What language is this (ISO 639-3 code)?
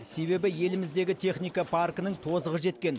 kaz